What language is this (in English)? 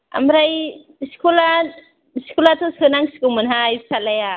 Bodo